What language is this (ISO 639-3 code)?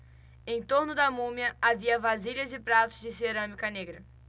por